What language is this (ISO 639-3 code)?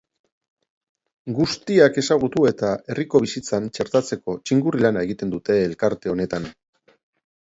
eus